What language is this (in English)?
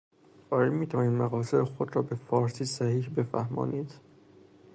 Persian